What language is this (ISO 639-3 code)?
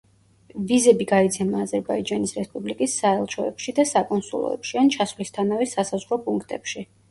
kat